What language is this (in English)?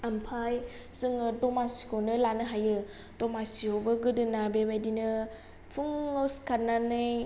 Bodo